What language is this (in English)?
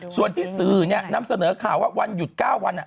Thai